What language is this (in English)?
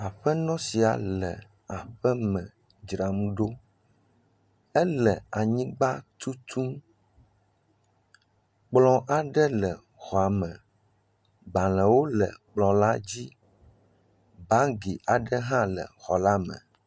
Ewe